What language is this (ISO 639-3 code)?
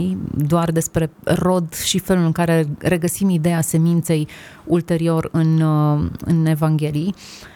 ron